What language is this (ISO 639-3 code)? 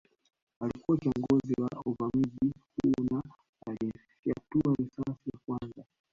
swa